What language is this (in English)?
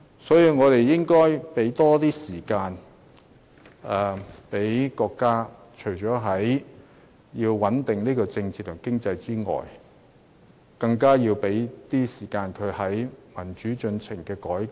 Cantonese